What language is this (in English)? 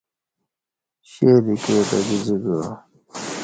Kati